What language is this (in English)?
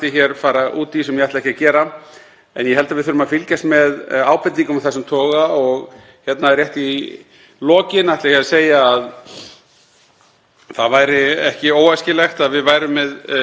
Icelandic